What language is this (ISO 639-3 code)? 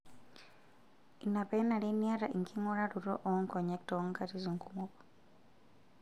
mas